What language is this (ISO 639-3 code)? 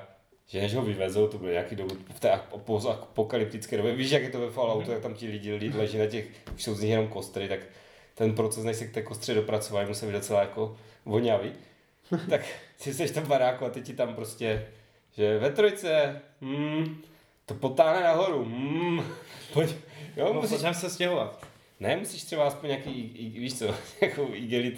ces